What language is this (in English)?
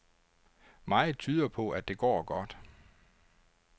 Danish